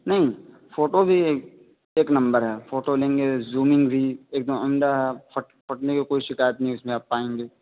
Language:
Urdu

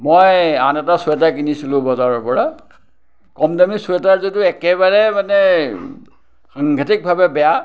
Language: Assamese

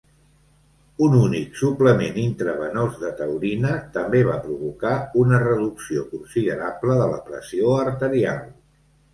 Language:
Catalan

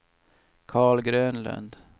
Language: Swedish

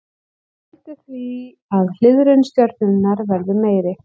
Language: Icelandic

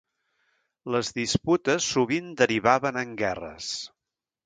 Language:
Catalan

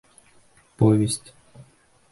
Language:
Bashkir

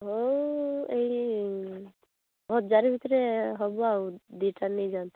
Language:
Odia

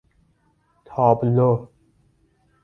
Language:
Persian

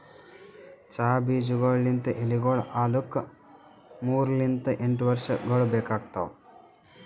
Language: Kannada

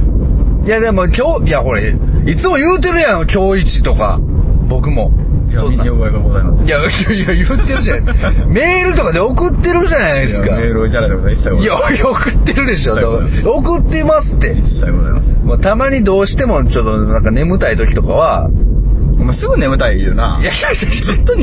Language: Japanese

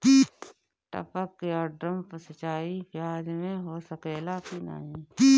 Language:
Bhojpuri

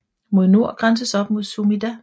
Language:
Danish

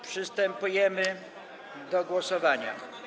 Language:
Polish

